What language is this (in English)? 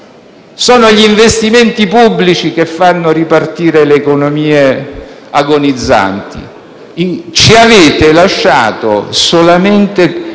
Italian